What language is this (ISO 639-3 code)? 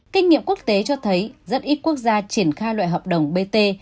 vie